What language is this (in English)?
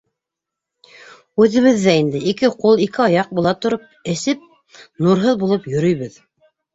Bashkir